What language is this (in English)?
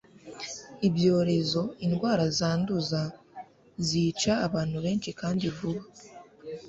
Kinyarwanda